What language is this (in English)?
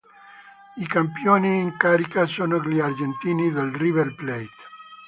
Italian